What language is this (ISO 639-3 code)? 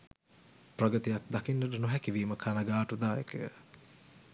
sin